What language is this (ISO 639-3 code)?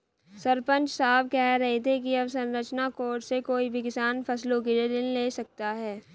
hin